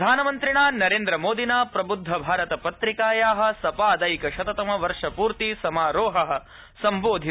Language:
Sanskrit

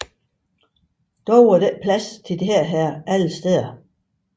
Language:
Danish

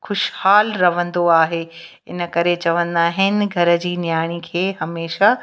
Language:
Sindhi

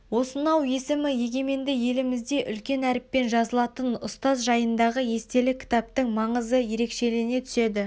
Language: Kazakh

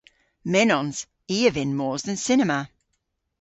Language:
Cornish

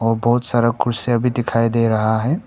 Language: Hindi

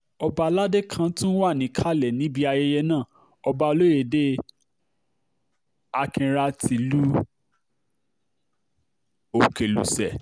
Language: Yoruba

